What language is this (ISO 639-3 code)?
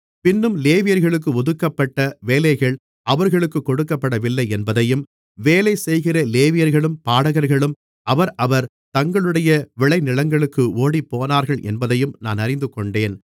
tam